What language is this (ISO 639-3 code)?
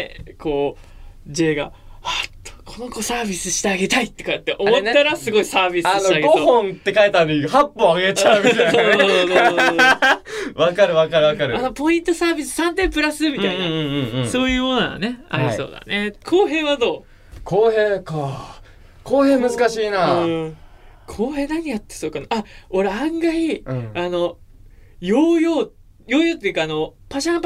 jpn